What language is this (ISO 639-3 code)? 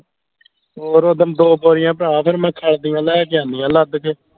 pan